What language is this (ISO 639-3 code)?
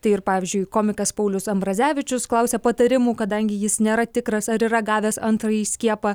lit